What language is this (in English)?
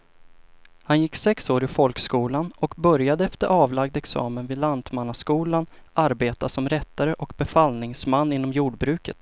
Swedish